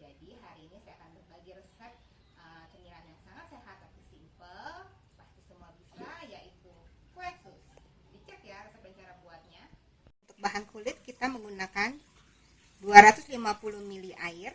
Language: Indonesian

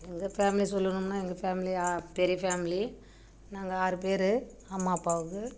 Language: Tamil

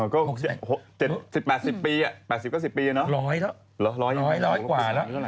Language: Thai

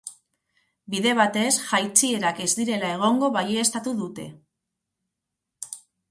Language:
Basque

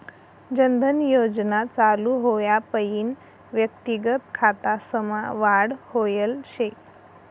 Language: Marathi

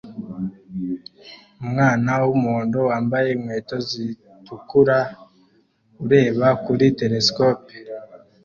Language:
Kinyarwanda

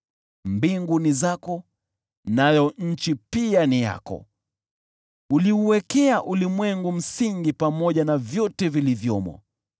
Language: Swahili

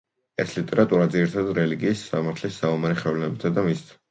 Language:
Georgian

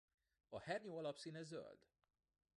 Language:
Hungarian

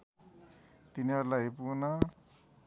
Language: Nepali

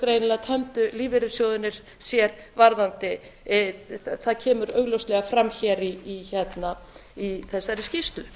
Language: Icelandic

